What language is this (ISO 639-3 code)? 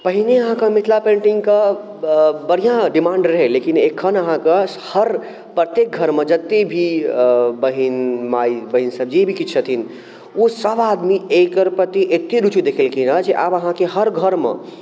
mai